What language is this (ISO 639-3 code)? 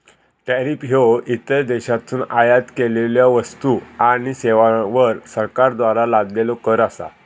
mar